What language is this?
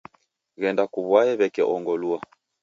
Taita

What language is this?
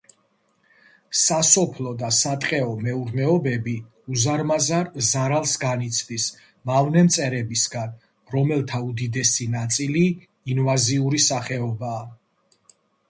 Georgian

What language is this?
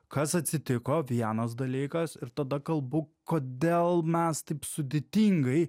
Lithuanian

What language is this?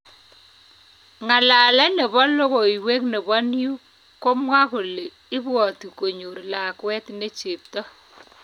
Kalenjin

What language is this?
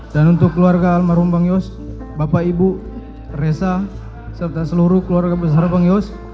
Indonesian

